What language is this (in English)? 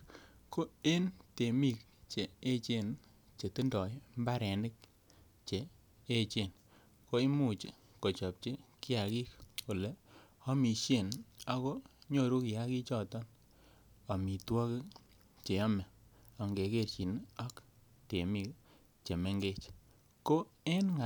Kalenjin